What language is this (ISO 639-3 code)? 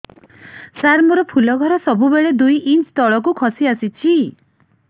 ori